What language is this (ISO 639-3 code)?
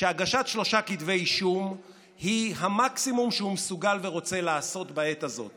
heb